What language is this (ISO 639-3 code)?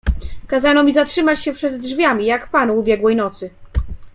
pol